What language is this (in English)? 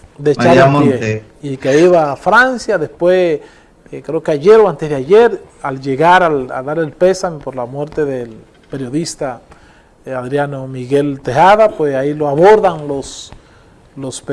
Spanish